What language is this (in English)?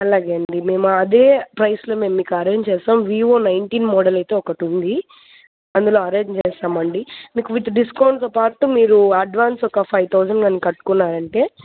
Telugu